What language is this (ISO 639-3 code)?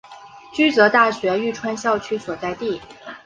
zho